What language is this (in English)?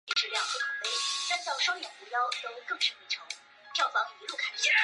Chinese